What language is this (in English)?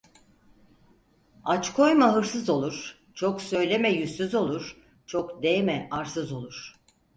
Turkish